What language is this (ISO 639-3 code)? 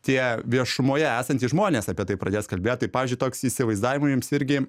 lit